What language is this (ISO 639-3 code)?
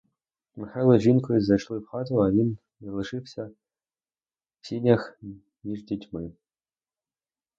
ukr